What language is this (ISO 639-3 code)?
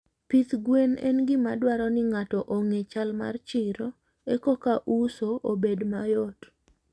luo